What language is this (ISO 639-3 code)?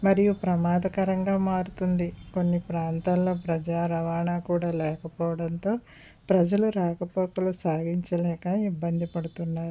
tel